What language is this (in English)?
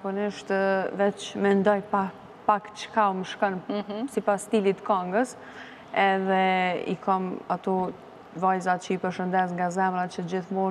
Romanian